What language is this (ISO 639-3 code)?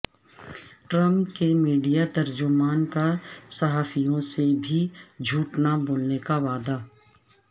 urd